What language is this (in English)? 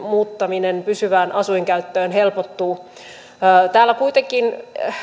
Finnish